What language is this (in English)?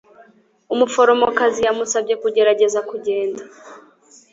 Kinyarwanda